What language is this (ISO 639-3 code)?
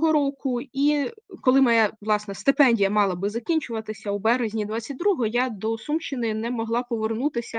ukr